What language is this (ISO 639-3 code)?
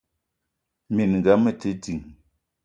eto